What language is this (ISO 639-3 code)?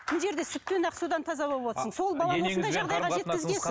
kaz